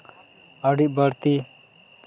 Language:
Santali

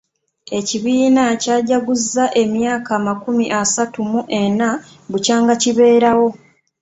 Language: Ganda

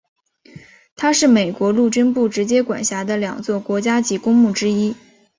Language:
Chinese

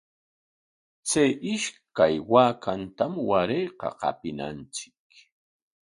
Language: Corongo Ancash Quechua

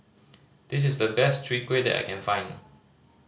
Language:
English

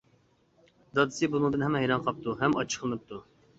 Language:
Uyghur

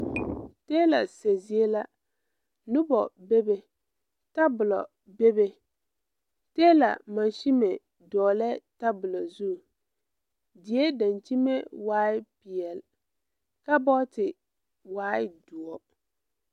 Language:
Southern Dagaare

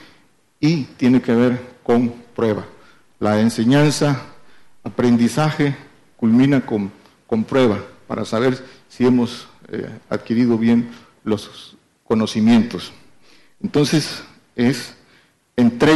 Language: Spanish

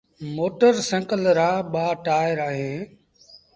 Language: Sindhi Bhil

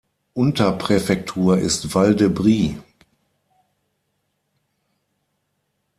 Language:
German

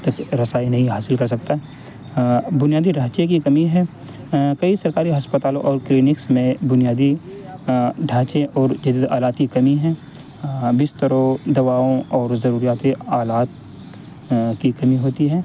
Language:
Urdu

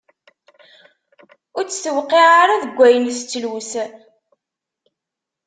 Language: Kabyle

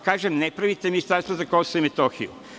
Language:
Serbian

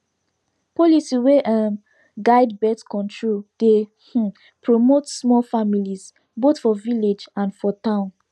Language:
Nigerian Pidgin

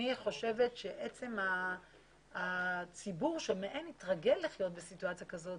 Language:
Hebrew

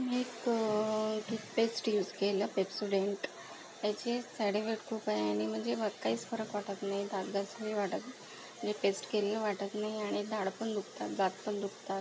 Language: Marathi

